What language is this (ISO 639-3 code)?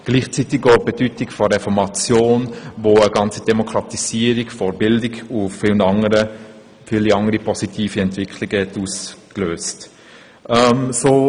gsw